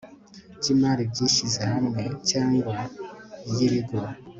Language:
Kinyarwanda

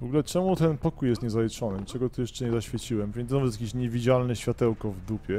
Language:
Polish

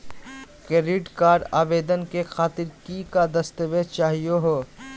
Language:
Magahi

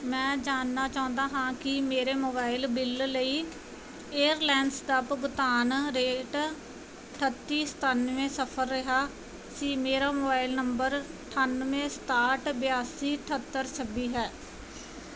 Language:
Punjabi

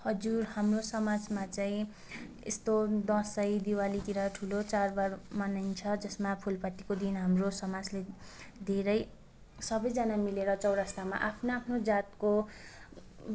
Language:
Nepali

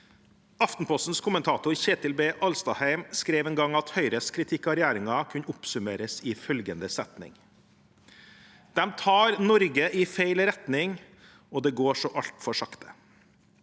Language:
Norwegian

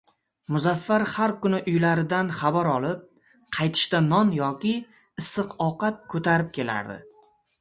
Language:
Uzbek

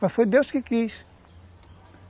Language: Portuguese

